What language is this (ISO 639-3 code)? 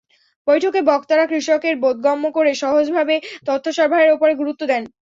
ben